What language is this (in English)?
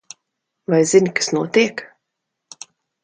Latvian